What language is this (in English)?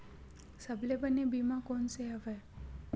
Chhattisgarhi